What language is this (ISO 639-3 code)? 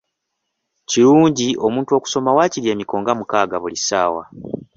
lug